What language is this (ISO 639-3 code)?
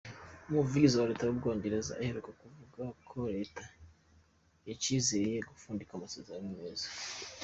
kin